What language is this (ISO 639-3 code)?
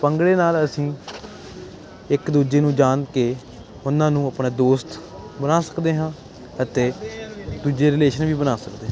pan